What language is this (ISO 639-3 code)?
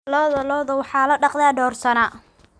som